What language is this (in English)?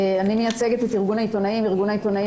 Hebrew